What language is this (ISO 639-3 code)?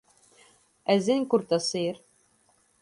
lav